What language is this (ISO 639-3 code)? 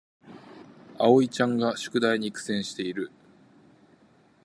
jpn